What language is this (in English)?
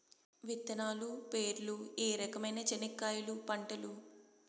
Telugu